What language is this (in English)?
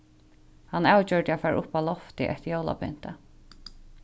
Faroese